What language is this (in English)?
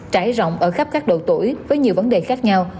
Vietnamese